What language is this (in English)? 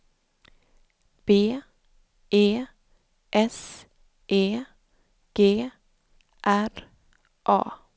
Swedish